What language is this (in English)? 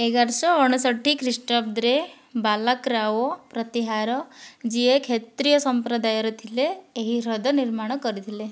Odia